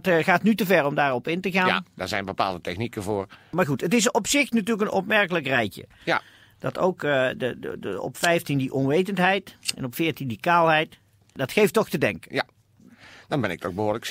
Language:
Dutch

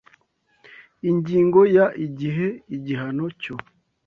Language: Kinyarwanda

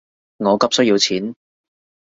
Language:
Cantonese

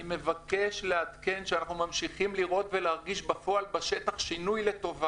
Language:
Hebrew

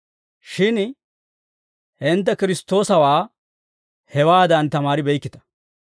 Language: Dawro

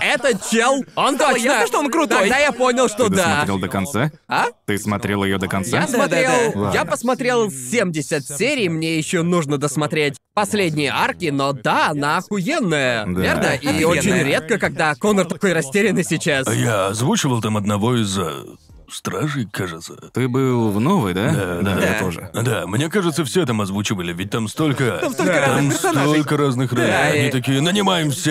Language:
Russian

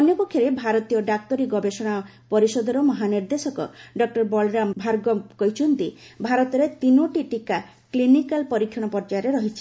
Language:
Odia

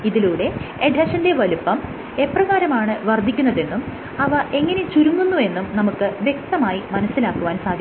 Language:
Malayalam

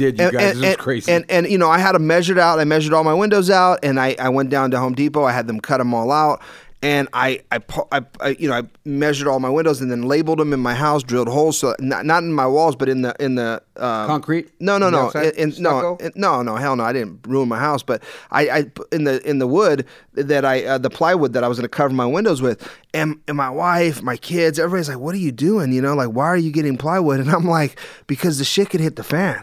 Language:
English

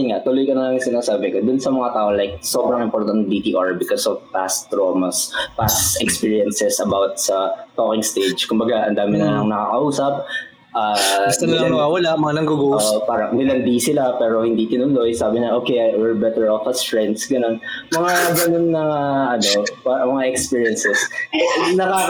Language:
Filipino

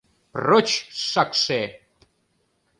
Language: Mari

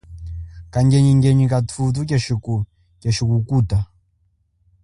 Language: Chokwe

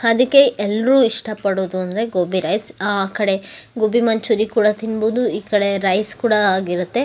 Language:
Kannada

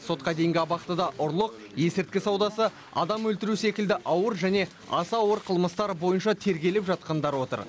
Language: Kazakh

